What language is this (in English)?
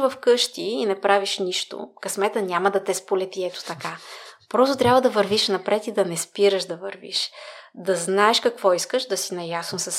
Bulgarian